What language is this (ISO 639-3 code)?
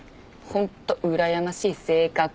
jpn